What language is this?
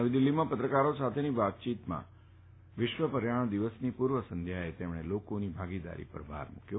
Gujarati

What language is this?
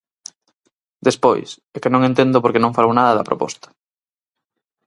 Galician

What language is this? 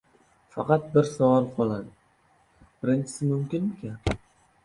Uzbek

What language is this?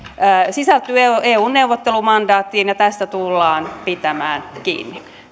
Finnish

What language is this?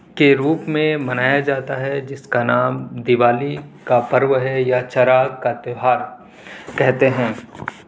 Urdu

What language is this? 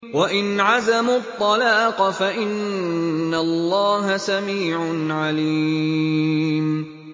Arabic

